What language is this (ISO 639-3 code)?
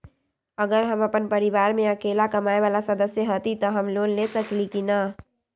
mag